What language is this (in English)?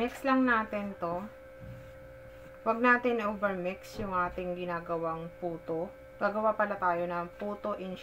Filipino